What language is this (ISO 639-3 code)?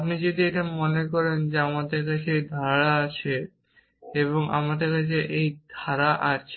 ben